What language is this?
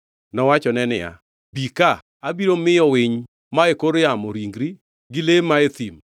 Luo (Kenya and Tanzania)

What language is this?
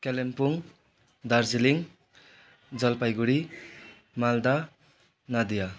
Nepali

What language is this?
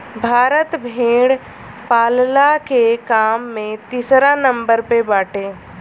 Bhojpuri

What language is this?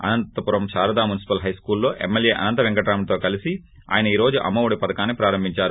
Telugu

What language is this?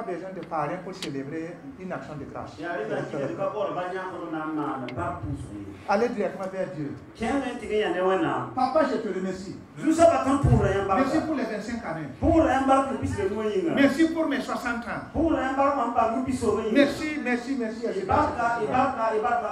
French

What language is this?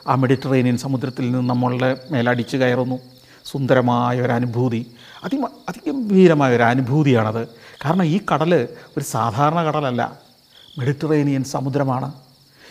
Malayalam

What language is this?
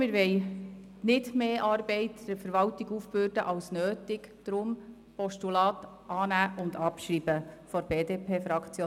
Swiss German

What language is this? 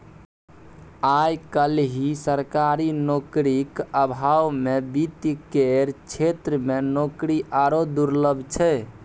Maithili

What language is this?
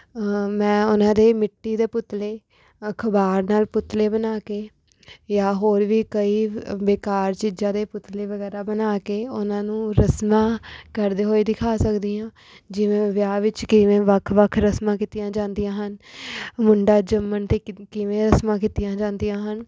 Punjabi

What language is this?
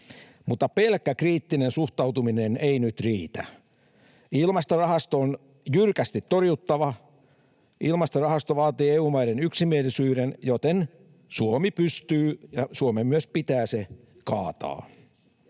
Finnish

